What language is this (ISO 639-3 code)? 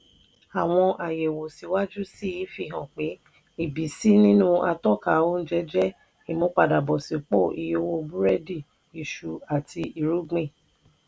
yor